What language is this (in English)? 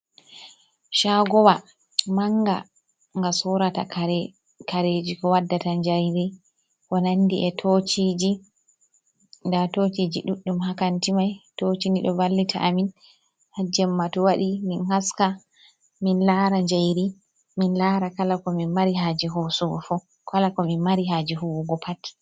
Fula